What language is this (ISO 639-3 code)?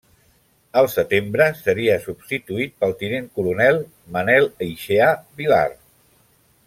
cat